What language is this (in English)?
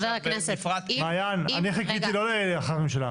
Hebrew